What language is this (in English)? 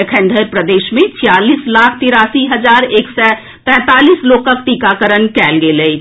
Maithili